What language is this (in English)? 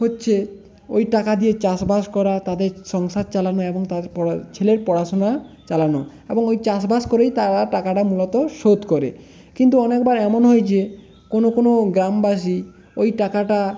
Bangla